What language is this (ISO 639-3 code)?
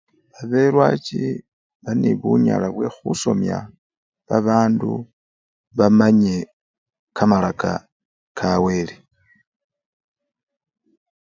luy